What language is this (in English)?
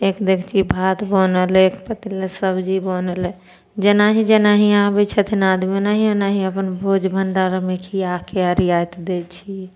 Maithili